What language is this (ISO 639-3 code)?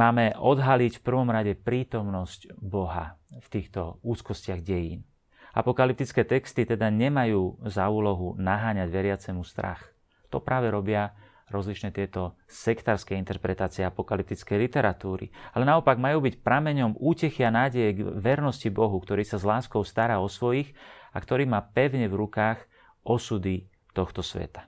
slk